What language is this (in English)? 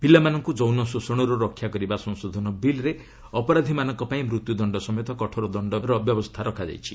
Odia